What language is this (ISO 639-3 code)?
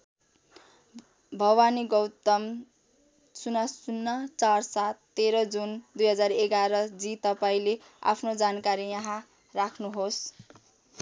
nep